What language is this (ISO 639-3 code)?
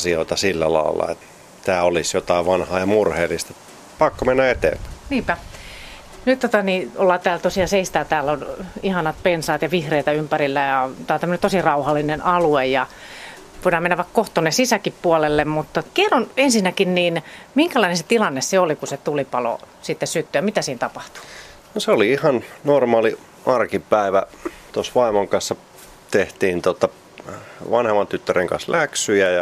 fin